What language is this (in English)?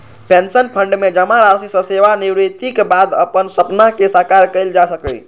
Maithili